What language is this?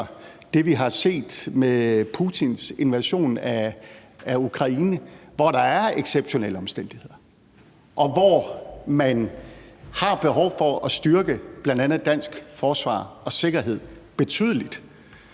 Danish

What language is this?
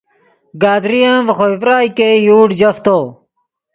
Yidgha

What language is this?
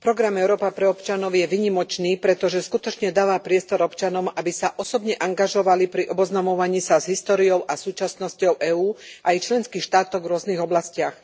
Slovak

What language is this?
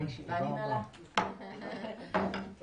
Hebrew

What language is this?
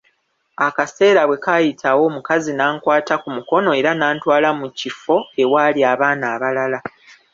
Ganda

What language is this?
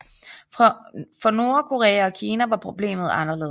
Danish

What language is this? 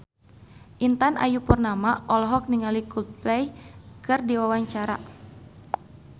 Sundanese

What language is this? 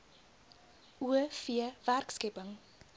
Afrikaans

